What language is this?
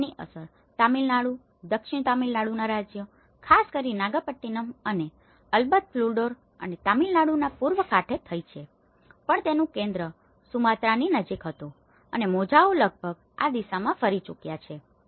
Gujarati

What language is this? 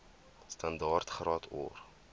Afrikaans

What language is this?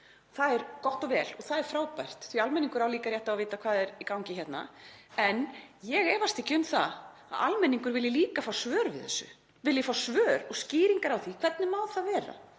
Icelandic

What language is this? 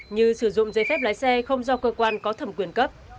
Vietnamese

